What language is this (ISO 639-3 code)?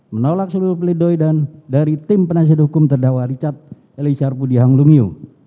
ind